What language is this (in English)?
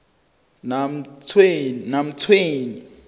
South Ndebele